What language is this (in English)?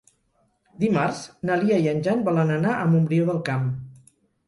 Catalan